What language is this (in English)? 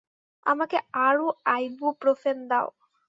Bangla